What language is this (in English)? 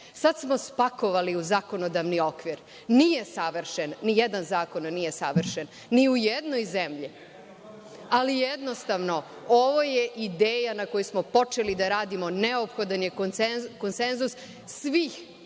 Serbian